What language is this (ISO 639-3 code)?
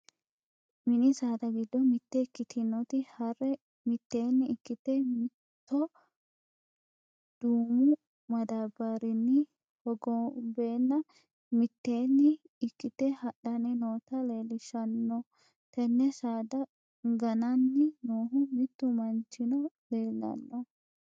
sid